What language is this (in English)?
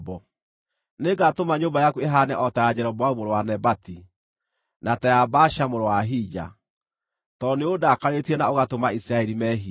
Kikuyu